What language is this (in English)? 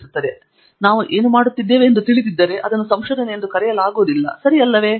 Kannada